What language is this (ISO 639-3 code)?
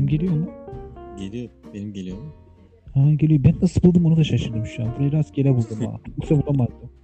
tur